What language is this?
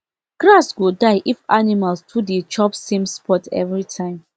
Nigerian Pidgin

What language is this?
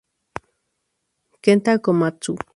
Spanish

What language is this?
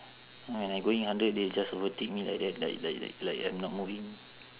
English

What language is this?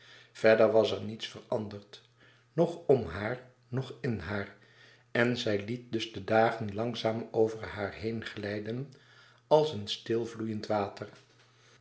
Dutch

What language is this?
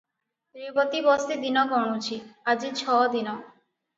Odia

